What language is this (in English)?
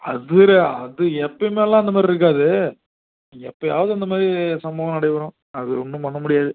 Tamil